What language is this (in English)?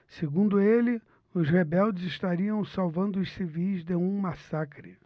Portuguese